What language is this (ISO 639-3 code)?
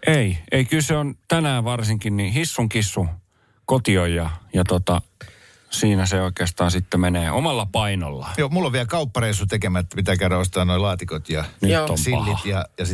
fin